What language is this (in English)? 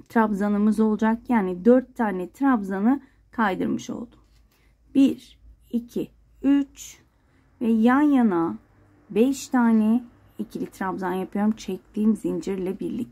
Turkish